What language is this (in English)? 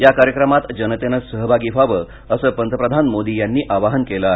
Marathi